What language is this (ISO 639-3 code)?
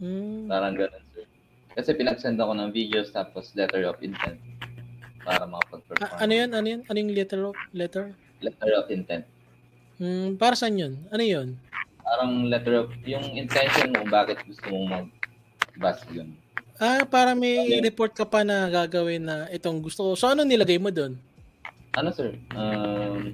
fil